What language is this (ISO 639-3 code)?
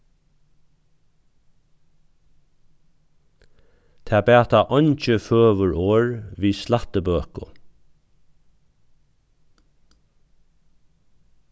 fao